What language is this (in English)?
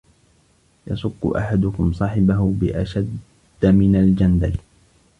Arabic